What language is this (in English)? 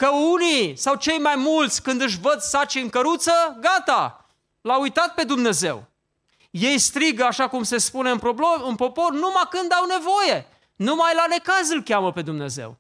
Romanian